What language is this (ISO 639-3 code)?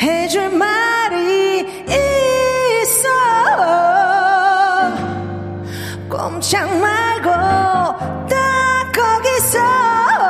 kor